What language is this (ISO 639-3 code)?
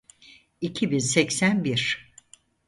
tur